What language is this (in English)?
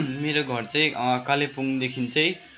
Nepali